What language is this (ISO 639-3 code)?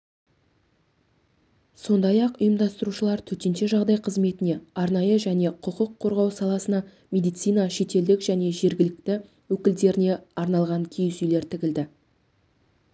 kaz